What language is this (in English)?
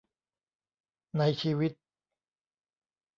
Thai